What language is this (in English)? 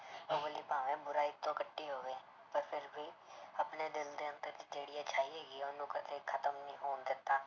Punjabi